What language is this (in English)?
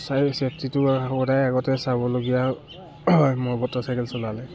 Assamese